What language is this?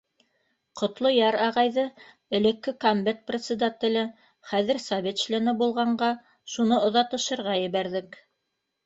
Bashkir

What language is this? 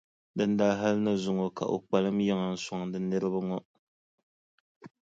Dagbani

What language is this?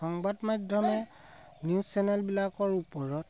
Assamese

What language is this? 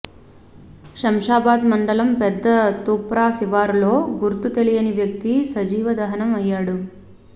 Telugu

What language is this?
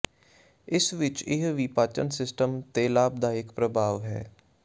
Punjabi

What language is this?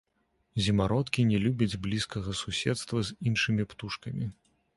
Belarusian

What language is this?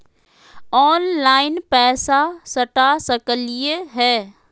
Magahi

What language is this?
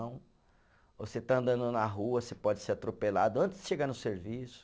Portuguese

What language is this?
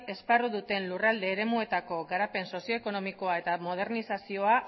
Basque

